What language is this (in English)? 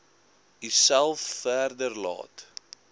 Afrikaans